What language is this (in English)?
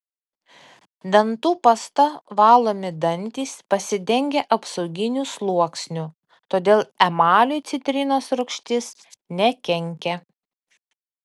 Lithuanian